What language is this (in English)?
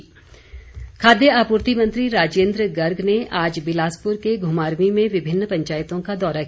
Hindi